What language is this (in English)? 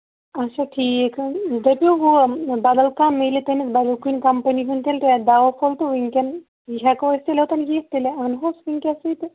Kashmiri